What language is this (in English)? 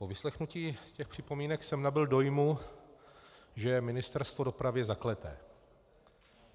Czech